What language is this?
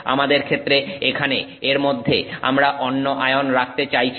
Bangla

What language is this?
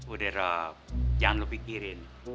Indonesian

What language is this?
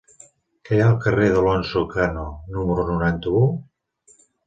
Catalan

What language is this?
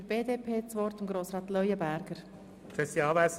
Swiss German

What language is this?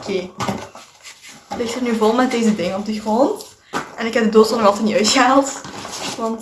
Dutch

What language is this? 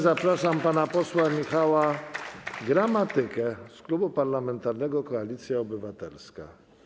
Polish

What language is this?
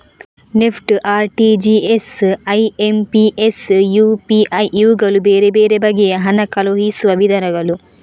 Kannada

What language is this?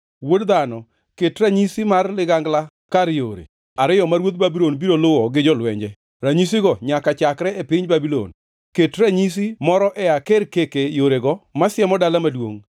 Luo (Kenya and Tanzania)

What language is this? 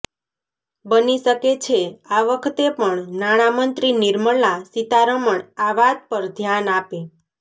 Gujarati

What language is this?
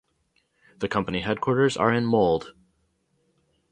English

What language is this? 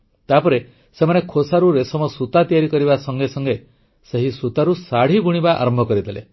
Odia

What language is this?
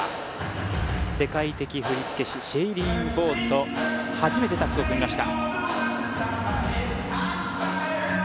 Japanese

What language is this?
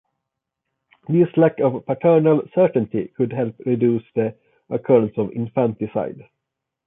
English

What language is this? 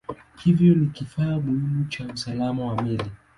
Swahili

